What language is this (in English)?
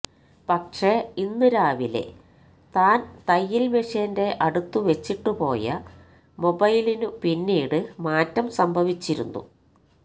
Malayalam